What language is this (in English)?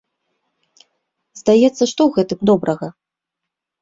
Belarusian